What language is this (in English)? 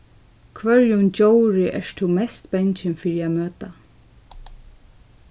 Faroese